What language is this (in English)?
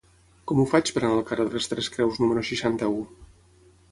Catalan